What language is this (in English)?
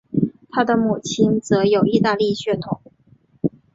Chinese